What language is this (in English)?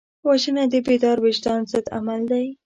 Pashto